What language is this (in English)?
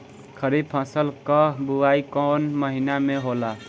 Bhojpuri